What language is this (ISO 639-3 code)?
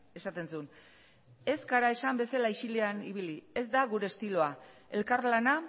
eus